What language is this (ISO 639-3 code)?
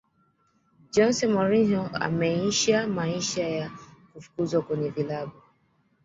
swa